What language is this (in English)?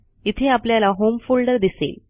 Marathi